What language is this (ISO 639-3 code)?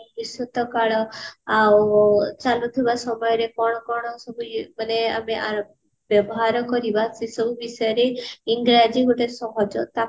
ori